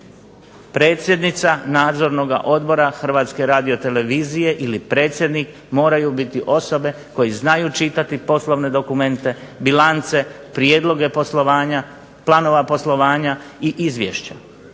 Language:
Croatian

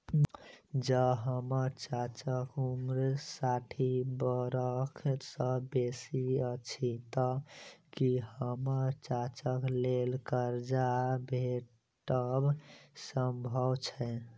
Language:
Maithili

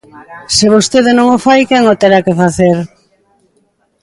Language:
Galician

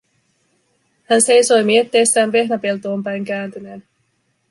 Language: Finnish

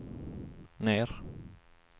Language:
Swedish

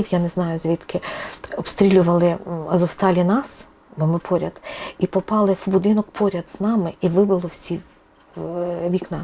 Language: Ukrainian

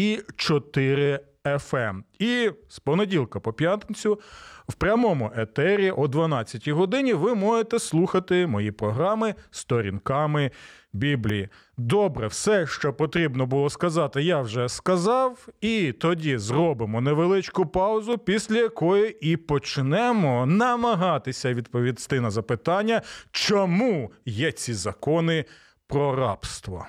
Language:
Ukrainian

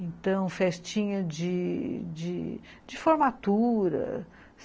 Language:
Portuguese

